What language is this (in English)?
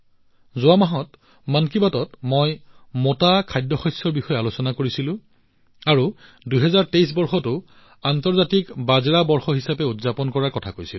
Assamese